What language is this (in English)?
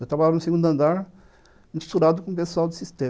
Portuguese